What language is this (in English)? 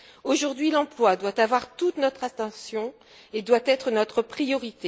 French